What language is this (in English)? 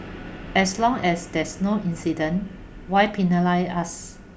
English